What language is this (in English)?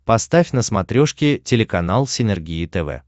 Russian